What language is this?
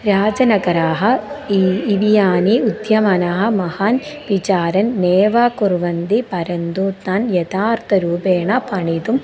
Sanskrit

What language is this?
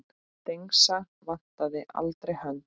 Icelandic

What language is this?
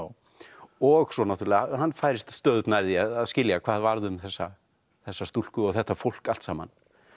Icelandic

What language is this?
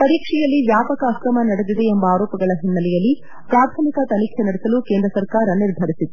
Kannada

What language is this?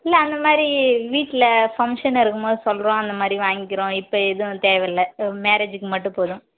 Tamil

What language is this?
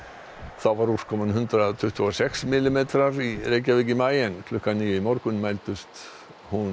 Icelandic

